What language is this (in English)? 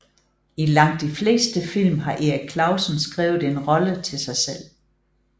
Danish